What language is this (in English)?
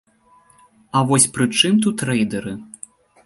Belarusian